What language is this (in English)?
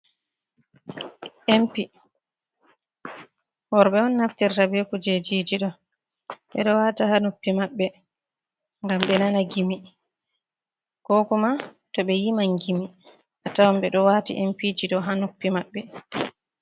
Fula